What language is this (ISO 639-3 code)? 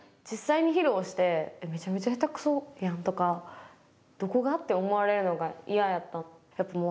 jpn